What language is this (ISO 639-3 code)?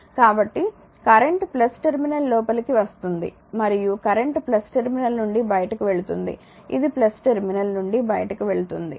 tel